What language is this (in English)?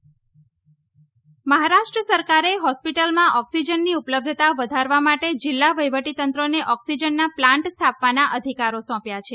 Gujarati